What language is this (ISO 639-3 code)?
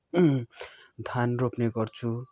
nep